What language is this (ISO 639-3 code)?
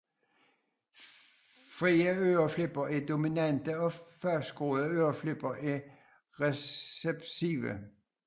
dan